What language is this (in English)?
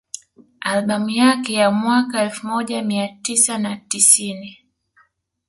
Swahili